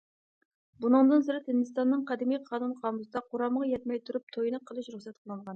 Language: Uyghur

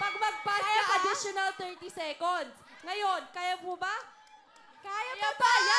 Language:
Filipino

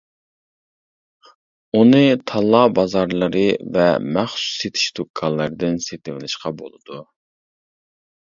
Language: Uyghur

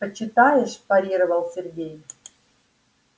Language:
Russian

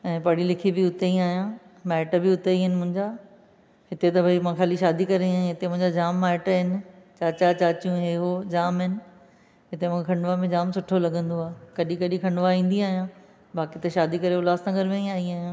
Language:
Sindhi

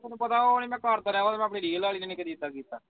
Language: Punjabi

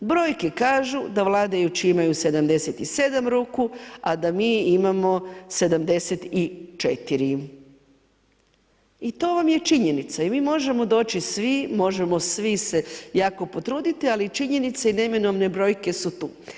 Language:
Croatian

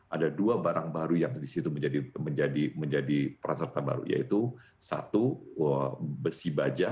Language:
Indonesian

